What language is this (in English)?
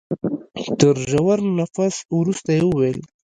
Pashto